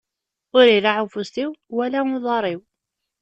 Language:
Kabyle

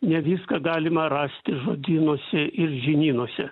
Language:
Lithuanian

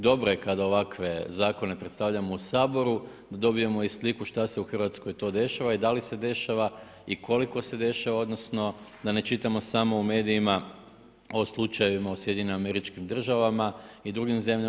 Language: Croatian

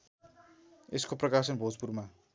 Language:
Nepali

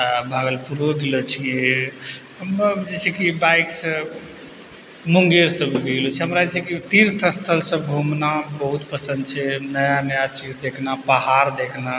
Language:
Maithili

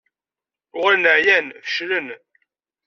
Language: Kabyle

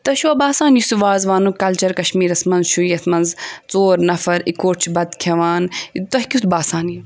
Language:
Kashmiri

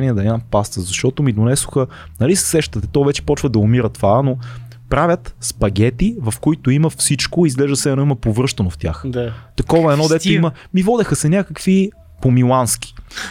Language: Bulgarian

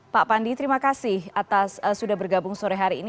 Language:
Indonesian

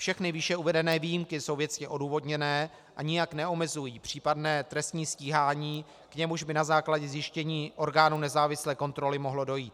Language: Czech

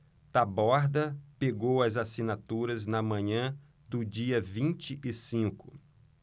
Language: Portuguese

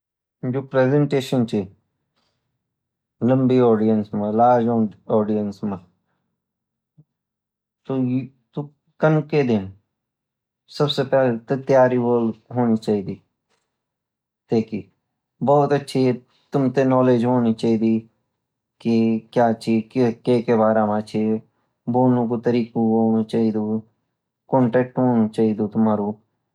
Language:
Garhwali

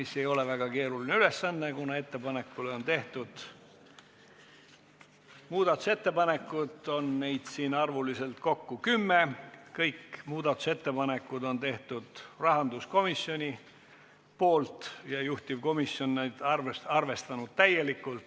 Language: Estonian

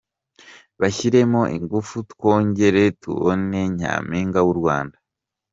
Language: Kinyarwanda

